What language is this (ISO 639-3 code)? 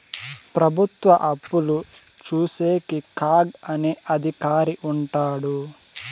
tel